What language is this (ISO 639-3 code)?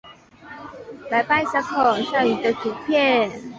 zho